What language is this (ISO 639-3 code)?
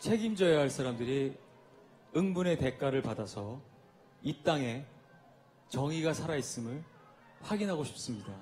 kor